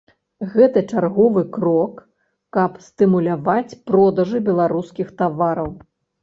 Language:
Belarusian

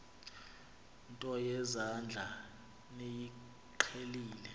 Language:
Xhosa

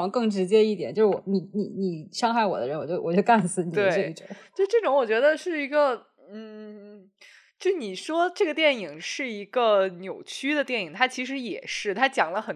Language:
Chinese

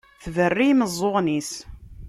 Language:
Kabyle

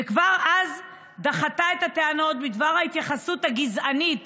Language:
Hebrew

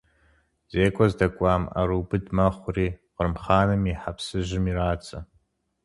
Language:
Kabardian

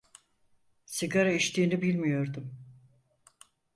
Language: Turkish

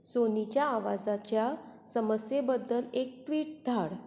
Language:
Konkani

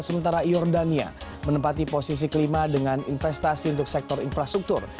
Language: Indonesian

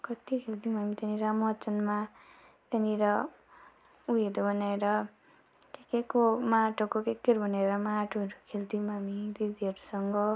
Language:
Nepali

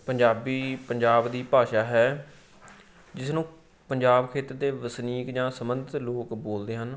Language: Punjabi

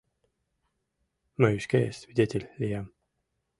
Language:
Mari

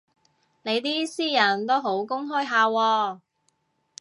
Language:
Cantonese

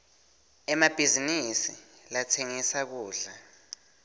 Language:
Swati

